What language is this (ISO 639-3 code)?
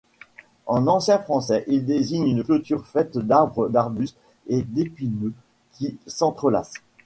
fra